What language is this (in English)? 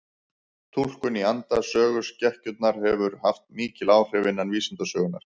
Icelandic